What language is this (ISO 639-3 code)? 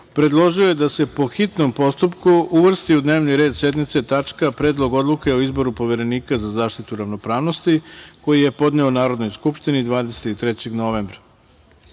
srp